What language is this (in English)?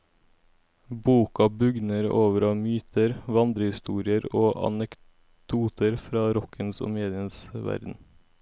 Norwegian